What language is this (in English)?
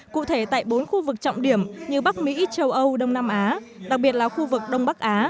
Vietnamese